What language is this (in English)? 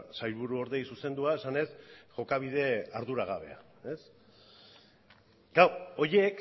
Basque